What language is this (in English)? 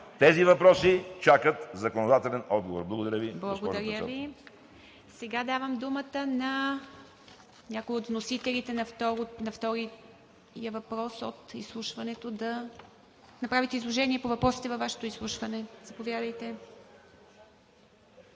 Bulgarian